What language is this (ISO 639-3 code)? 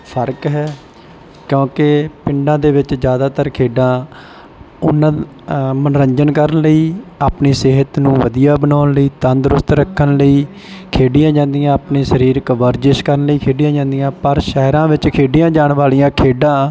pan